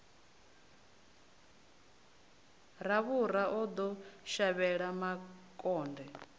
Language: Venda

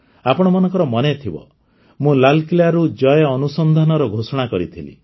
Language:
Odia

